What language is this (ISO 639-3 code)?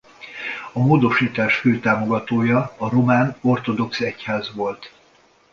hun